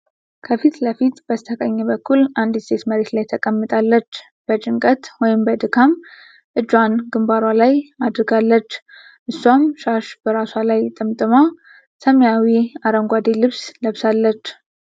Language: Amharic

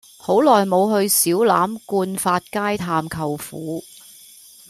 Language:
Cantonese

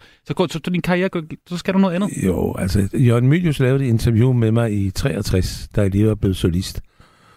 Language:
Danish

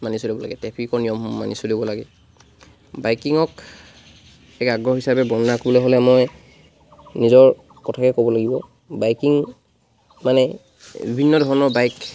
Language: Assamese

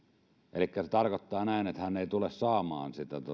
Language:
Finnish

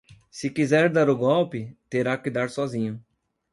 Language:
Portuguese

